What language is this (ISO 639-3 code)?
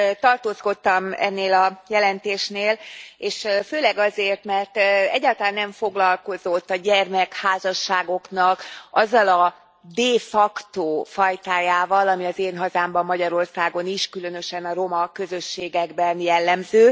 hun